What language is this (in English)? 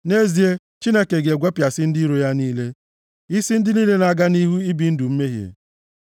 Igbo